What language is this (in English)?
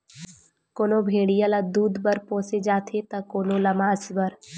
Chhattisgarhi